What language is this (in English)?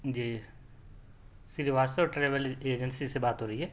Urdu